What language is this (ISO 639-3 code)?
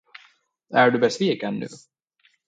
swe